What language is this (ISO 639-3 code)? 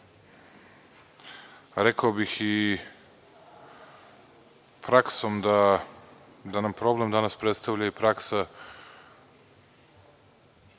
srp